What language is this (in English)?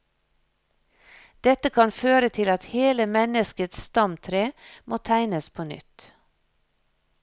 Norwegian